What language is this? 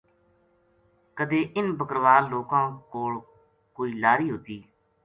Gujari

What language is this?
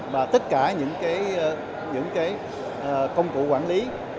Vietnamese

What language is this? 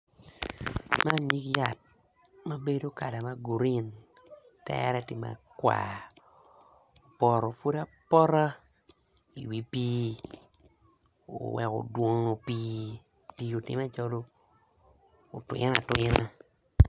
Acoli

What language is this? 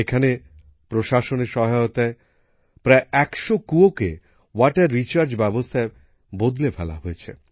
Bangla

